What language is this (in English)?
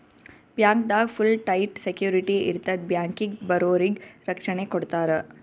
Kannada